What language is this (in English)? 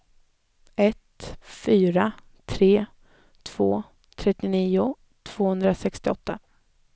Swedish